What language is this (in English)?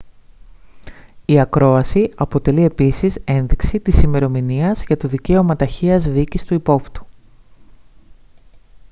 Greek